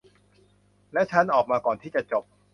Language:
Thai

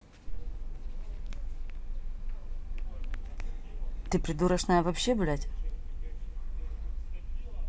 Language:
Russian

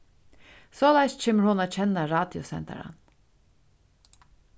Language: Faroese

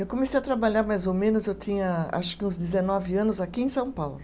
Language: Portuguese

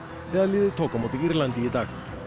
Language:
Icelandic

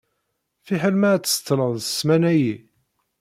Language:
Kabyle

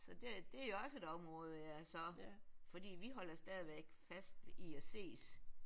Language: Danish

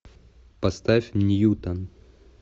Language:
Russian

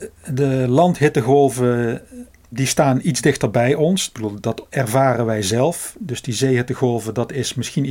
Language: Dutch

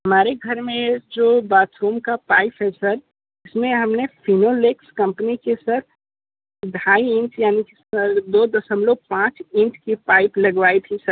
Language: Hindi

